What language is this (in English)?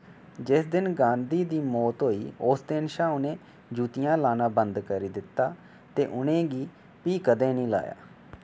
Dogri